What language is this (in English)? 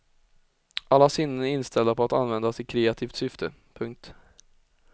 Swedish